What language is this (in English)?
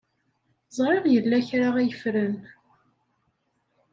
Kabyle